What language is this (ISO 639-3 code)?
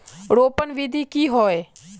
mag